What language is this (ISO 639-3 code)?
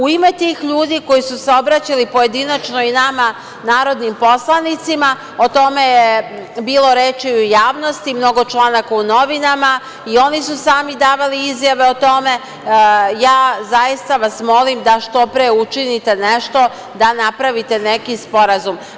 srp